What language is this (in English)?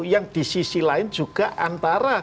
Indonesian